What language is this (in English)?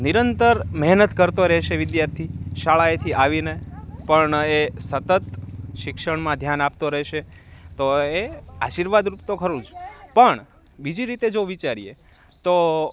Gujarati